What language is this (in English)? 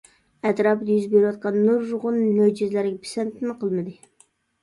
Uyghur